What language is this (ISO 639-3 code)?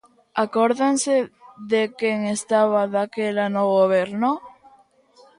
glg